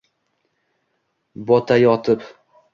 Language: Uzbek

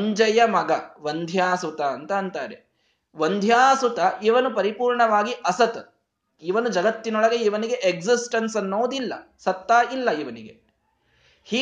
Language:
Kannada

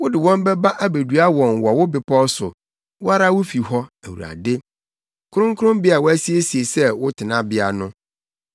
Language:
Akan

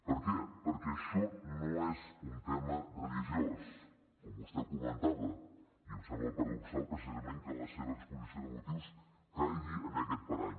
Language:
Catalan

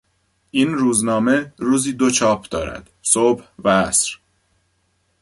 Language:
Persian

